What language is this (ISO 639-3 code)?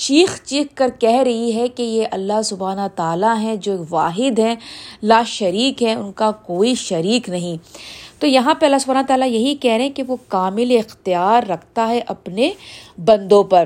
urd